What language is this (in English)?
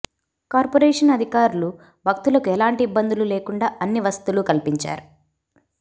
Telugu